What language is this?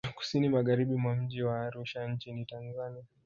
Swahili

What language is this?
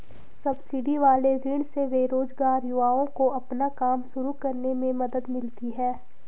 Hindi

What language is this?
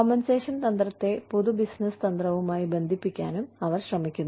Malayalam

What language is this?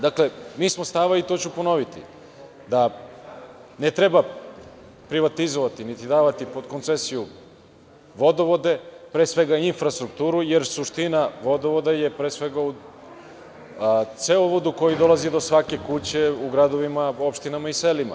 Serbian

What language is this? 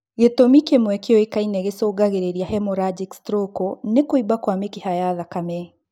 Kikuyu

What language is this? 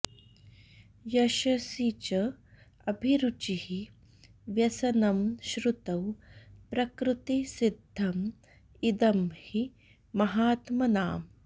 Sanskrit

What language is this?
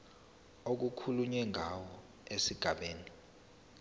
Zulu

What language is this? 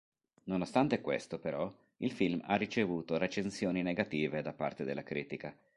Italian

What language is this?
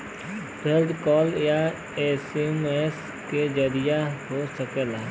Bhojpuri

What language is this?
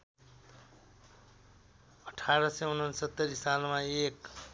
Nepali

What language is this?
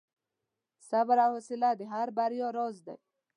Pashto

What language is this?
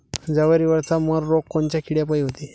Marathi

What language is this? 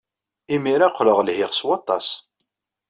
Kabyle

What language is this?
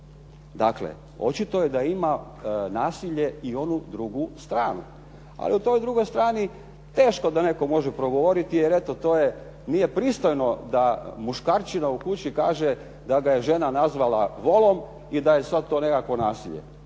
Croatian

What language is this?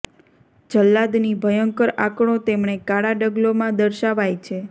Gujarati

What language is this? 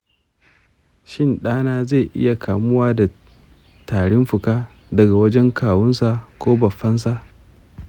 Hausa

